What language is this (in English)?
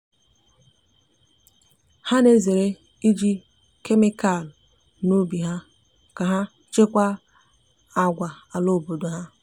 Igbo